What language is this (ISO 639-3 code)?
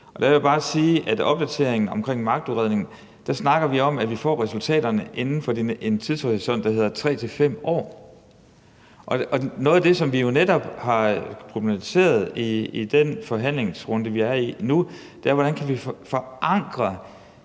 dan